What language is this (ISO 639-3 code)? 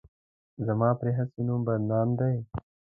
pus